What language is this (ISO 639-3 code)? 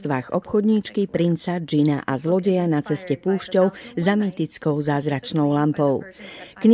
slk